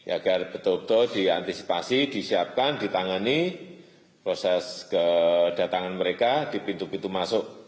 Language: Indonesian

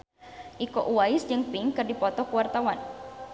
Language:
Sundanese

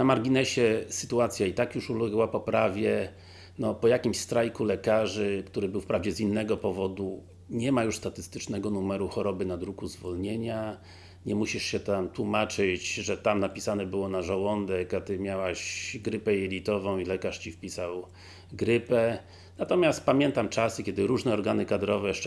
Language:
Polish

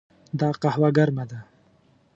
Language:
Pashto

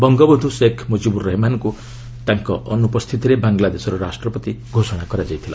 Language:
Odia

